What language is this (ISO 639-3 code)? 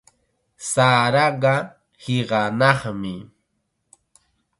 qxa